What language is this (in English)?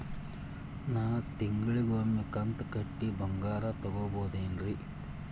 Kannada